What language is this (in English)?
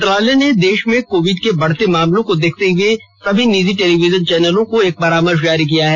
Hindi